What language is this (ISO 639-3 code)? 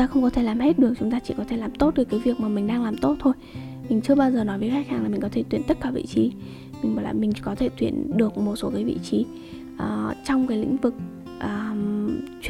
vie